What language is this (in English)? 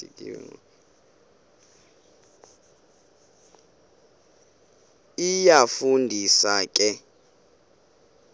Xhosa